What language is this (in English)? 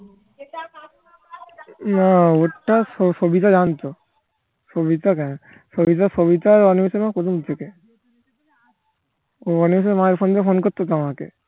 Bangla